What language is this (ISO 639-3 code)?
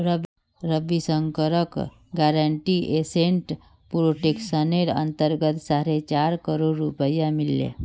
mag